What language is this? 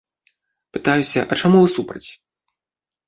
Belarusian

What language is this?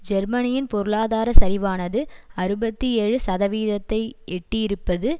Tamil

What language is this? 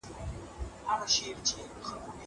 Pashto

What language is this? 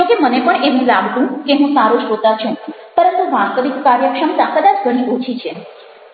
Gujarati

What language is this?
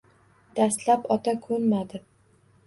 Uzbek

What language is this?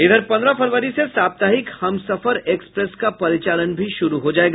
Hindi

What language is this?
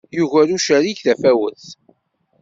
Kabyle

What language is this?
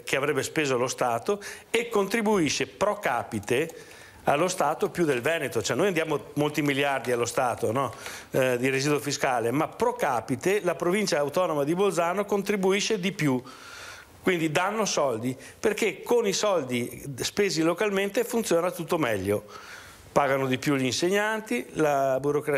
Italian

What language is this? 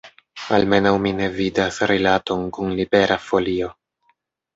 Esperanto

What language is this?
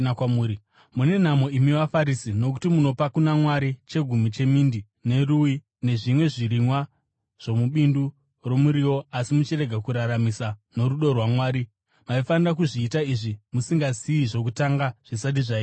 Shona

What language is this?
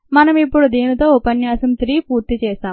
Telugu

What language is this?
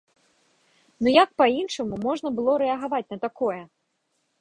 Belarusian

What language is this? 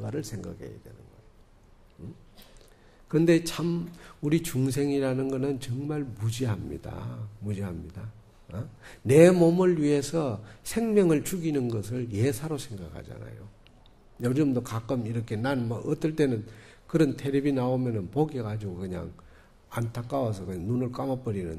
Korean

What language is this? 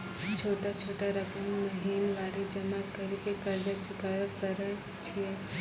Maithili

